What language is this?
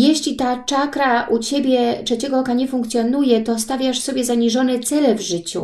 Polish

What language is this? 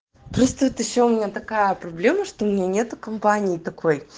Russian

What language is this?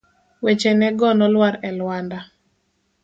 Luo (Kenya and Tanzania)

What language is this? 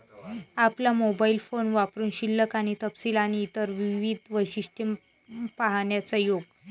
Marathi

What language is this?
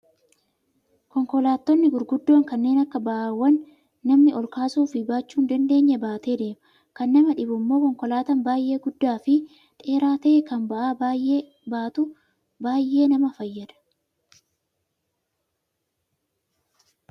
Oromo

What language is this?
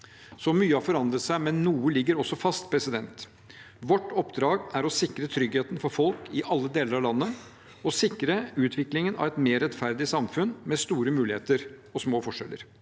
Norwegian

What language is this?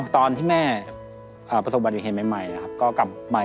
Thai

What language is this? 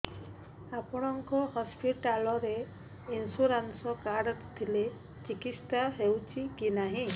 Odia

